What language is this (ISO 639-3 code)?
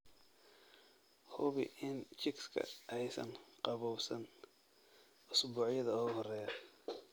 som